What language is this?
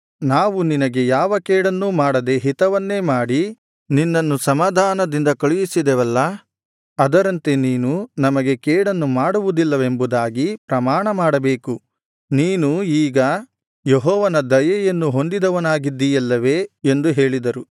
Kannada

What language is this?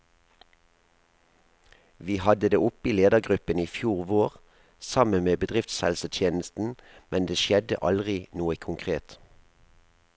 Norwegian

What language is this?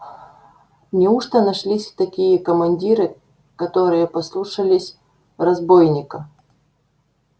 Russian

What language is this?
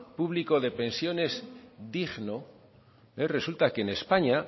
Spanish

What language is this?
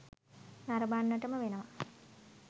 Sinhala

